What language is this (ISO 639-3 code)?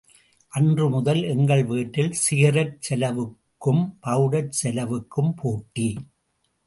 tam